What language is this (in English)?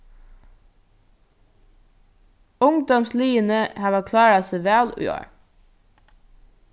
Faroese